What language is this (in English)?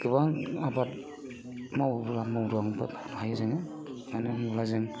Bodo